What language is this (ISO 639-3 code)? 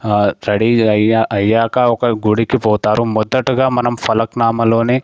tel